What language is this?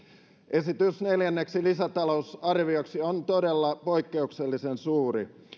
Finnish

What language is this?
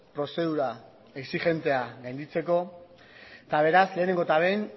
Basque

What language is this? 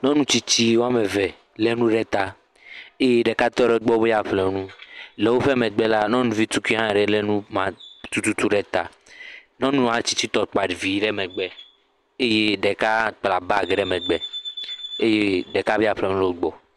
Ewe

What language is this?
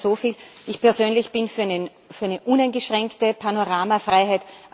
German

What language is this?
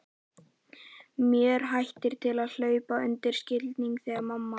Icelandic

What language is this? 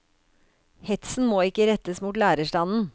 Norwegian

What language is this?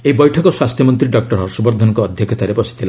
Odia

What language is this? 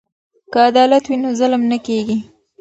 Pashto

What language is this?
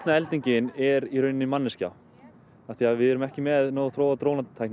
Icelandic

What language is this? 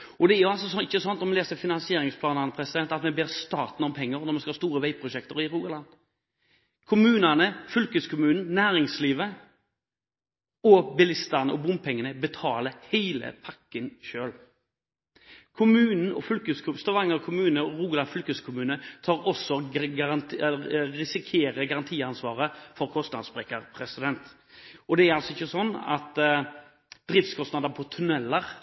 Norwegian Bokmål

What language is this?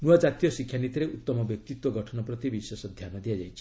Odia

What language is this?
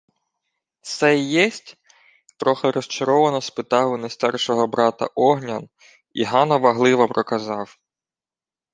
Ukrainian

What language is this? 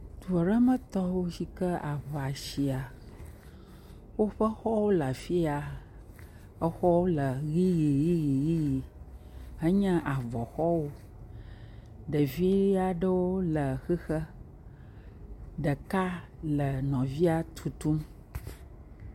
Ewe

